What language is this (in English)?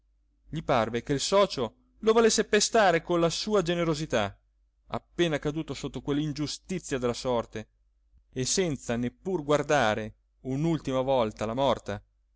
Italian